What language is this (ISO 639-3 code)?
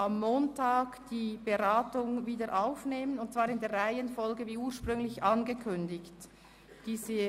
gsw